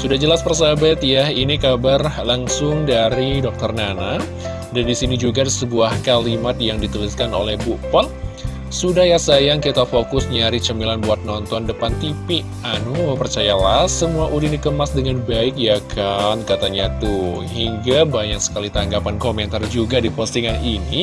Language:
Indonesian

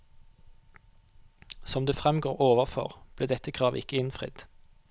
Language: Norwegian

